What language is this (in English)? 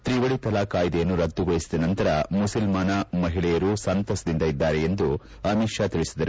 Kannada